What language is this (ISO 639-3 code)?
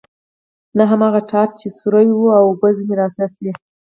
pus